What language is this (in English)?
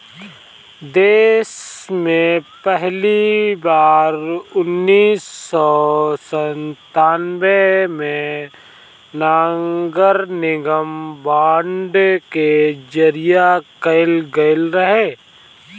Bhojpuri